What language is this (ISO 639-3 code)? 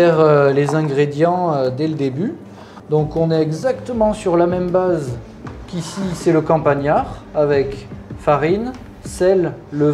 fra